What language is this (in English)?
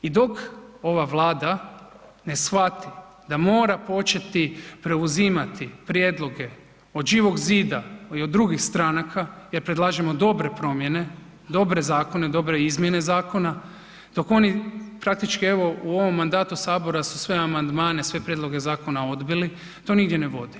Croatian